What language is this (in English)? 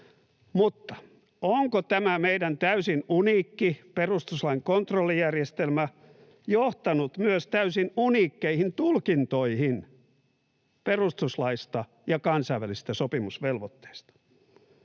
Finnish